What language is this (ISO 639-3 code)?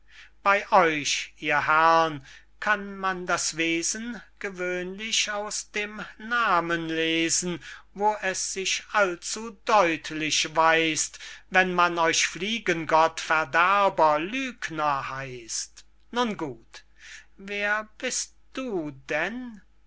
deu